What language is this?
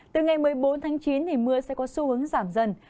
Vietnamese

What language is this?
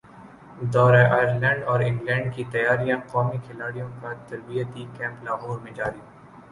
Urdu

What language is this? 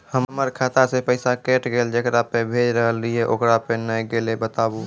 Maithili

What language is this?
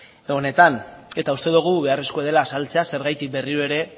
Basque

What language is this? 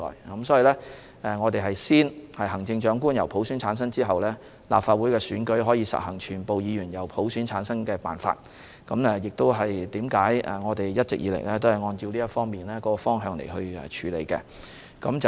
Cantonese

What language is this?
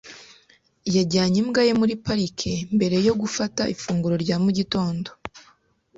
Kinyarwanda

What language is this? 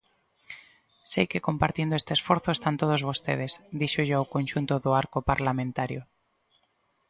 Galician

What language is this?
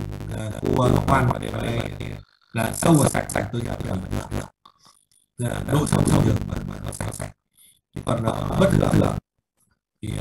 Vietnamese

